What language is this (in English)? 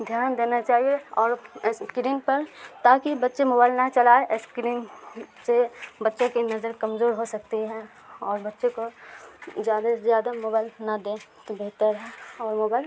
Urdu